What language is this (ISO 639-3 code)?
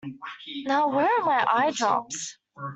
eng